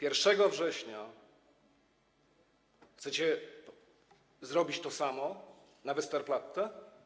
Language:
Polish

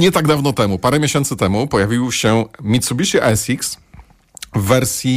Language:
Polish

